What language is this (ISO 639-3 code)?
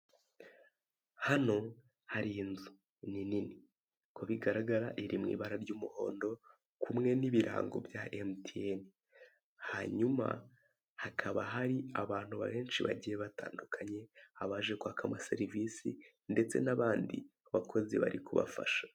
kin